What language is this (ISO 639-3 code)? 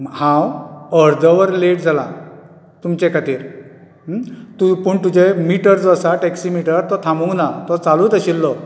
kok